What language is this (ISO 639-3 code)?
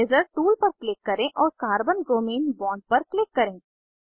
hin